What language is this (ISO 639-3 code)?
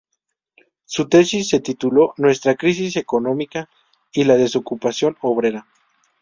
spa